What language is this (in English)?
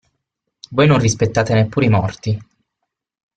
Italian